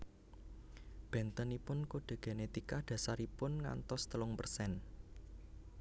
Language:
Javanese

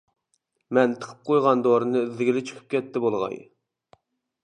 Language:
Uyghur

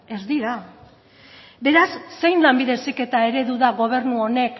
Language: Basque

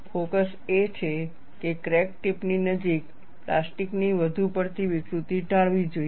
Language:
Gujarati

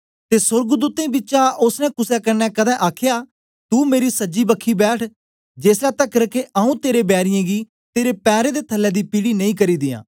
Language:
Dogri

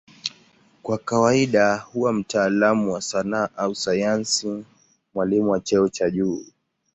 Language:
Swahili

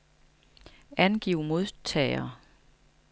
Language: Danish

